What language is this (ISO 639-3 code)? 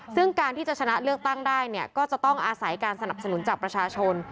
tha